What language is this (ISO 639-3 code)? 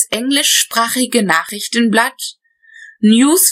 deu